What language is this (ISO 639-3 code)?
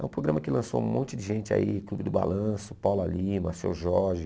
por